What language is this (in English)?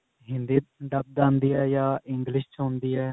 Punjabi